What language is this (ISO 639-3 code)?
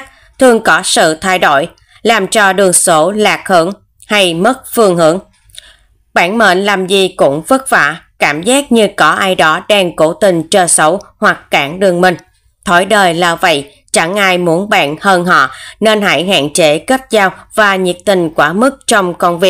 vie